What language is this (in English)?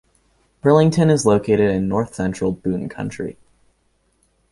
English